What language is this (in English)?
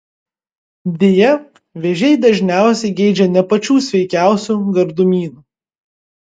Lithuanian